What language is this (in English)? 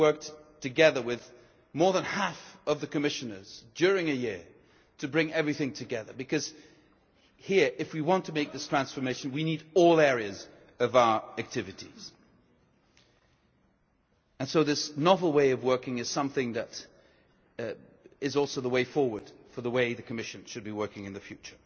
English